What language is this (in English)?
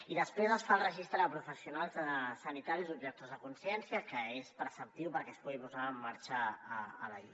Catalan